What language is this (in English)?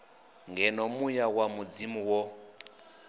Venda